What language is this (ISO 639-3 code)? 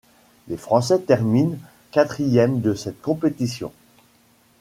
fra